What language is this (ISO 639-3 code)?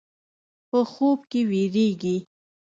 pus